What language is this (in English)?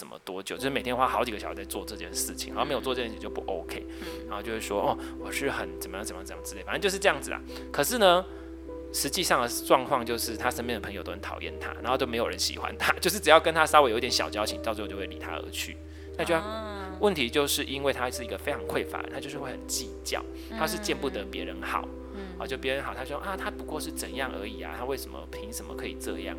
Chinese